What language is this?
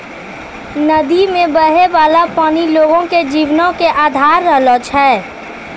Maithili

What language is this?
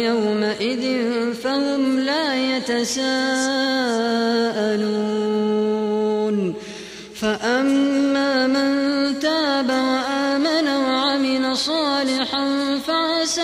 Arabic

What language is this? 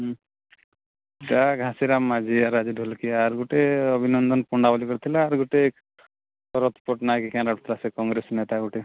Odia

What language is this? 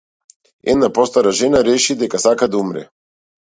Macedonian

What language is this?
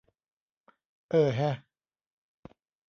Thai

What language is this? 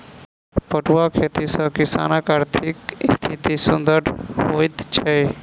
Maithili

